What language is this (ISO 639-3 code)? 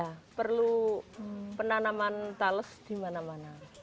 ind